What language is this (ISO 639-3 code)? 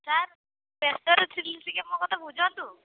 ori